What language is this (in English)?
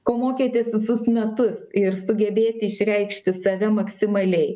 Lithuanian